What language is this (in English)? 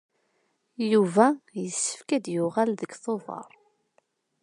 Kabyle